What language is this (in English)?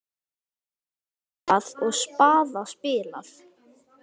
Icelandic